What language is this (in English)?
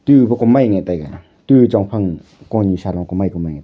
Wancho Naga